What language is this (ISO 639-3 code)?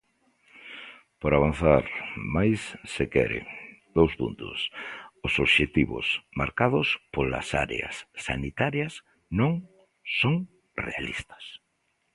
glg